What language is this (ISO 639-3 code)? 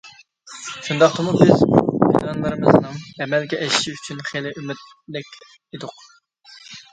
uig